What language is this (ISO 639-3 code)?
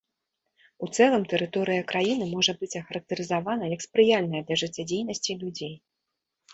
bel